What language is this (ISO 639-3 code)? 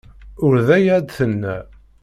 kab